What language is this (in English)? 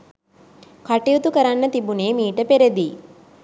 Sinhala